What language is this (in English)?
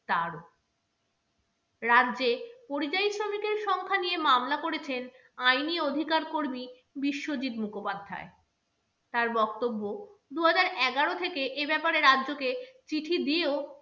Bangla